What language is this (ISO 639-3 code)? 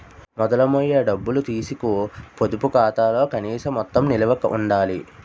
tel